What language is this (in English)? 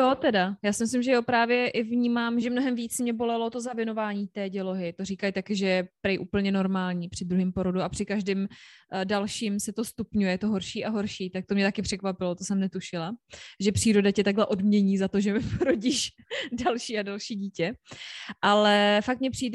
Czech